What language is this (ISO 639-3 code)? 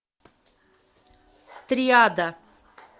rus